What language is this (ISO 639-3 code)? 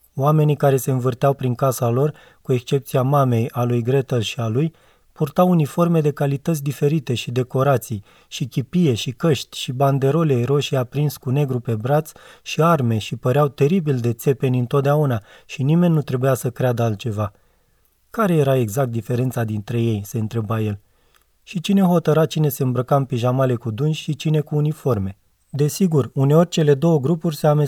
ron